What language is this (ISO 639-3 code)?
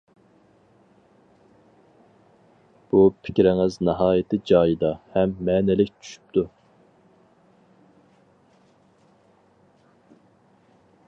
uig